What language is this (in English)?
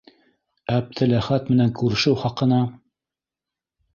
Bashkir